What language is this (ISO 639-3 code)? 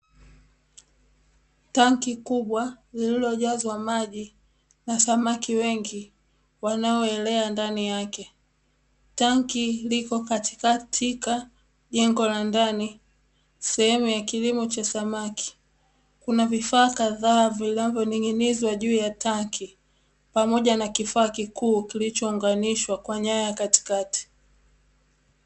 swa